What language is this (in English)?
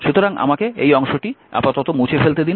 Bangla